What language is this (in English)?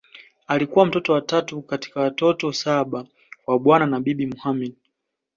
Swahili